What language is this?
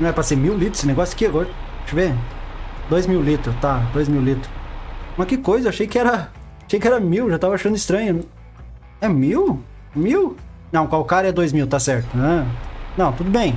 Portuguese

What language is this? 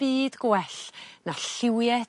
Welsh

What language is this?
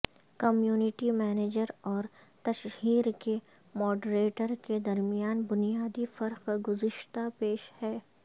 Urdu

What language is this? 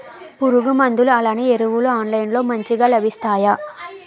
Telugu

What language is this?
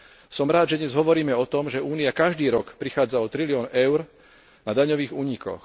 Slovak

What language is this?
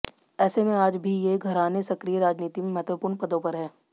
Hindi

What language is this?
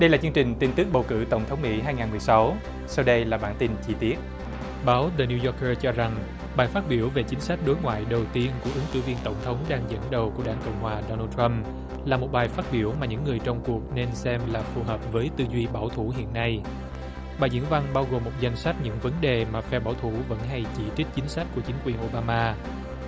Vietnamese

